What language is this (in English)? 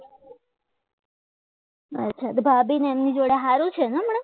Gujarati